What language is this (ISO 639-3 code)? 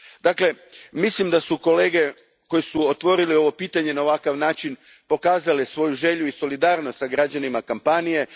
hrv